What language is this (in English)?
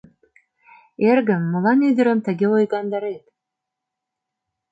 Mari